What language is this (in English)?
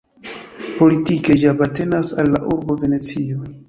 Esperanto